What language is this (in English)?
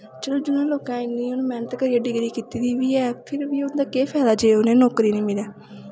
Dogri